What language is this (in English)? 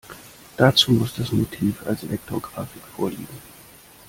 German